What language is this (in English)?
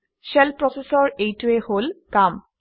Assamese